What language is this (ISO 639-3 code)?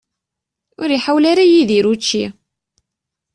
kab